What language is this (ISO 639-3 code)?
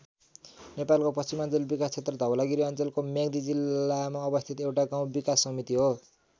nep